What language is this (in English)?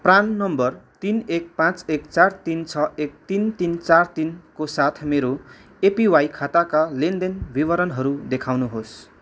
Nepali